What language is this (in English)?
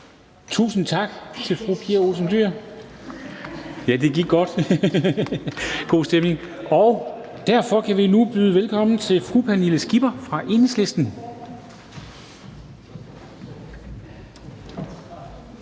Danish